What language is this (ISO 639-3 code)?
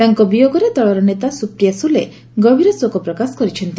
ori